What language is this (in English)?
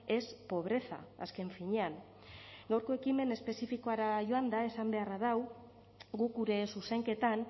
Basque